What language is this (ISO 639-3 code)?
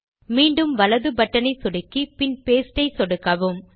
tam